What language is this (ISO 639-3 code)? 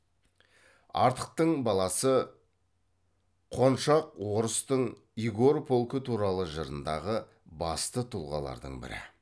kaz